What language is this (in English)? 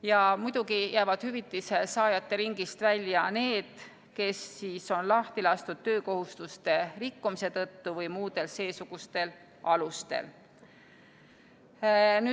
Estonian